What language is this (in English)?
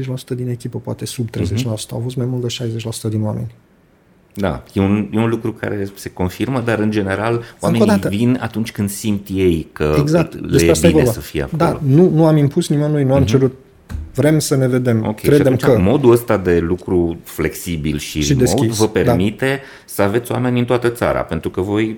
Romanian